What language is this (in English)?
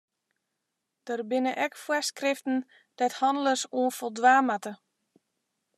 Western Frisian